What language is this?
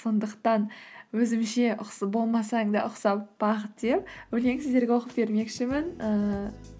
Kazakh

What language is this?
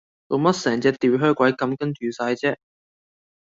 Cantonese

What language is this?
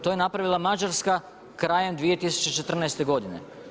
Croatian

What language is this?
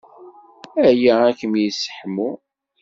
Kabyle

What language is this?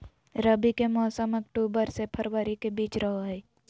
Magahi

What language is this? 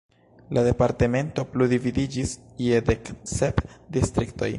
Esperanto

